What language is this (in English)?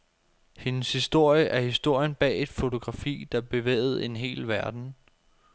Danish